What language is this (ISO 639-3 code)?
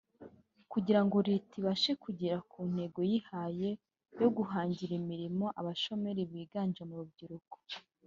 kin